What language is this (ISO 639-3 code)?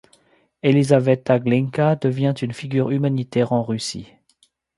fra